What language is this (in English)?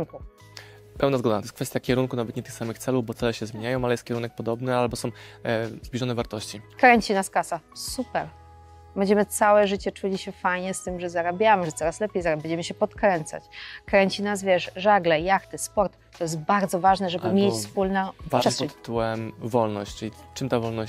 Polish